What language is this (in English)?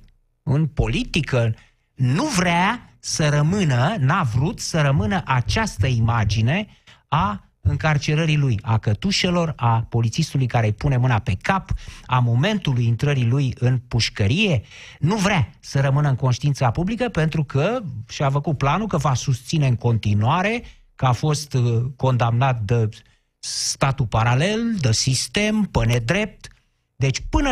Romanian